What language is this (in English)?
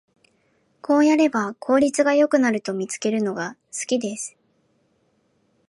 Japanese